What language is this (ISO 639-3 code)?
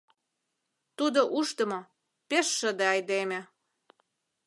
chm